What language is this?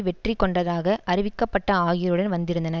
Tamil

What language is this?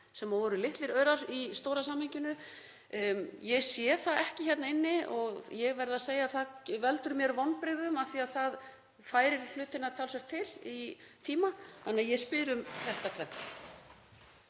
Icelandic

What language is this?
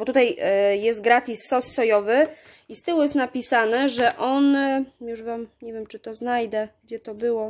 Polish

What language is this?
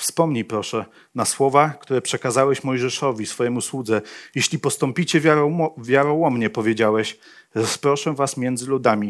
Polish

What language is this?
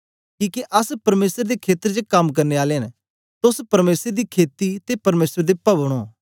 Dogri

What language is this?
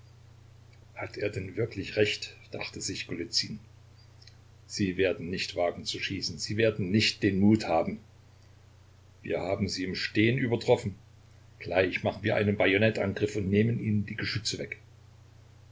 German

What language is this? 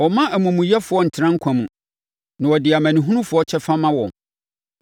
Akan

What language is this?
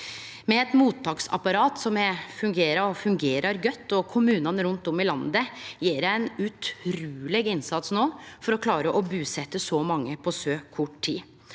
Norwegian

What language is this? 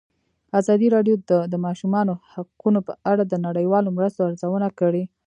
Pashto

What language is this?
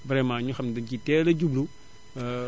Wolof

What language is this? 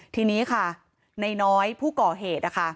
Thai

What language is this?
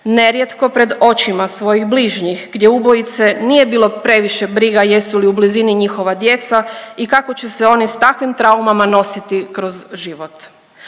Croatian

